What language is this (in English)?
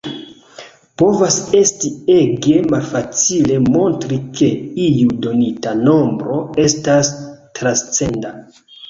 Esperanto